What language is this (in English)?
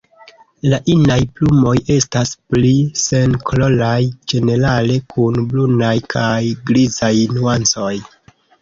Esperanto